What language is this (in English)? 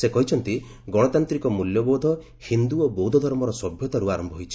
Odia